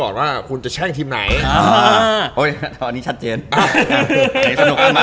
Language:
Thai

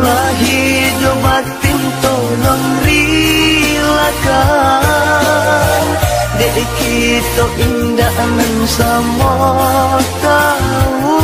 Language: Indonesian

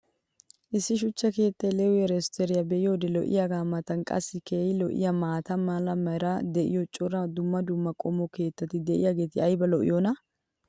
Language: Wolaytta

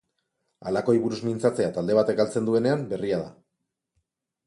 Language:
Basque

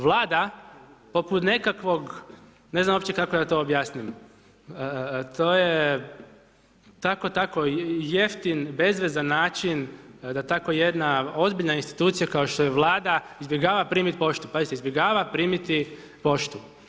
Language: Croatian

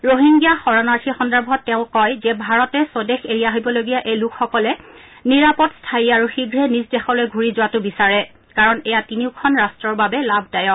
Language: Assamese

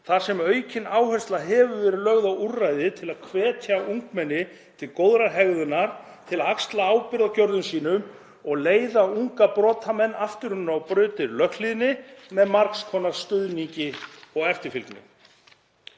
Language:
Icelandic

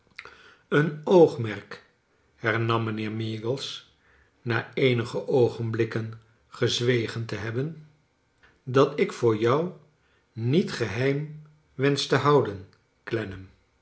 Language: Dutch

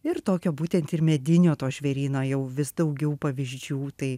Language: Lithuanian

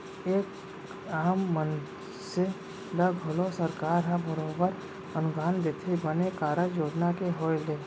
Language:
Chhattisgarhi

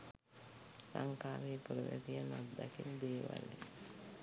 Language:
Sinhala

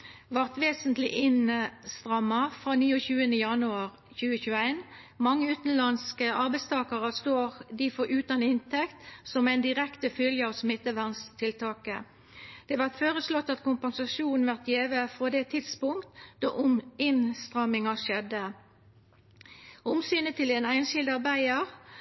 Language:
Norwegian Nynorsk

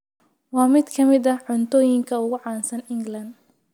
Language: Somali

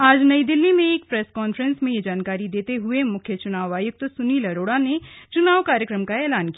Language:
Hindi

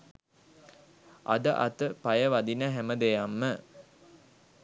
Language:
Sinhala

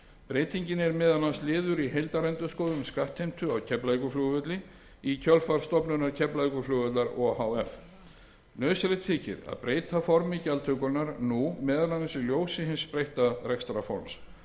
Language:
Icelandic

